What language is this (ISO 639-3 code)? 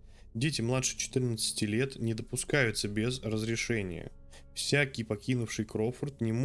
rus